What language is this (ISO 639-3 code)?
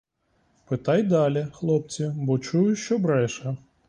ukr